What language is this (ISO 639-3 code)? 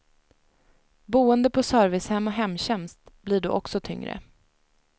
swe